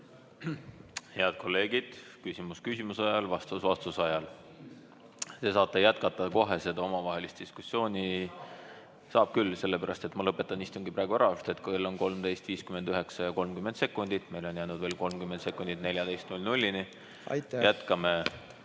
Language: Estonian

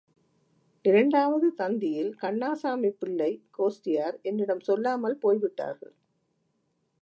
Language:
Tamil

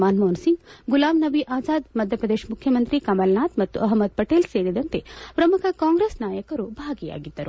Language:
Kannada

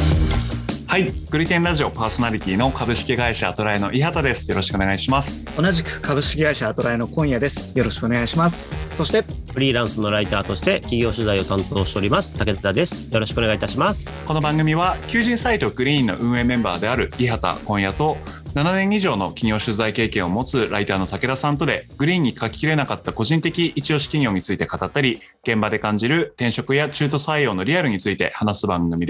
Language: Japanese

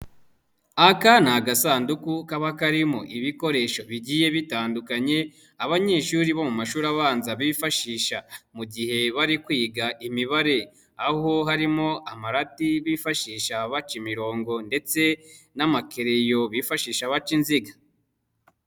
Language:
Kinyarwanda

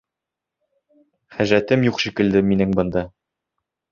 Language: Bashkir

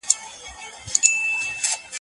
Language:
Pashto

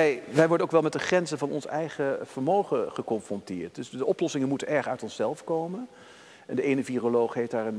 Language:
Dutch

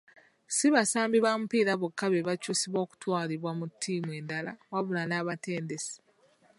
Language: Ganda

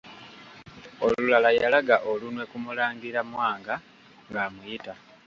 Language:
Ganda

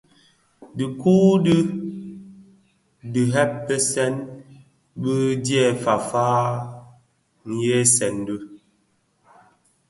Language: Bafia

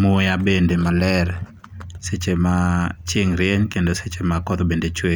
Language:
Luo (Kenya and Tanzania)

